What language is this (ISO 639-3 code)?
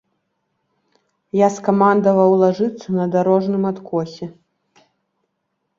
bel